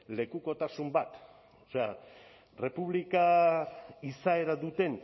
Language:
Basque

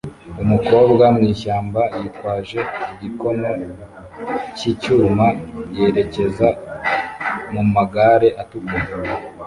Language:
Kinyarwanda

